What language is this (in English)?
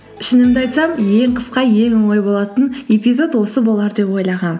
Kazakh